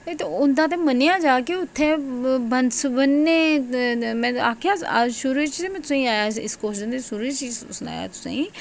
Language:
Dogri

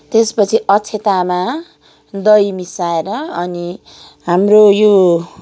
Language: Nepali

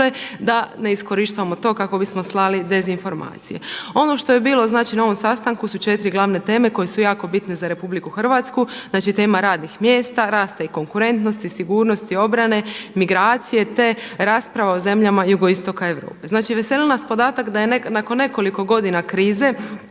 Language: Croatian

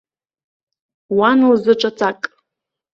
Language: Abkhazian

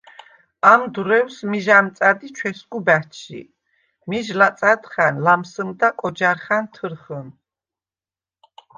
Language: Svan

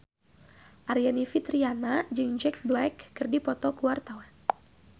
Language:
Sundanese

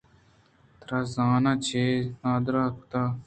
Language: Eastern Balochi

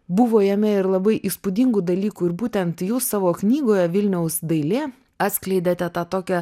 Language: Lithuanian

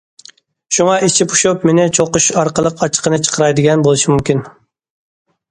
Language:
Uyghur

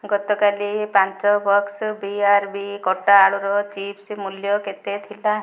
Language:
Odia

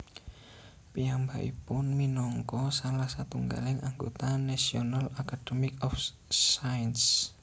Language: Javanese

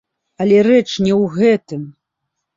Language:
Belarusian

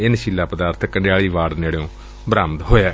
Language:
Punjabi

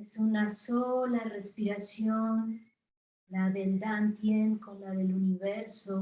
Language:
Spanish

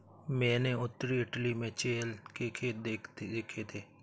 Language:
Hindi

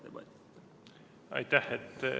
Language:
Estonian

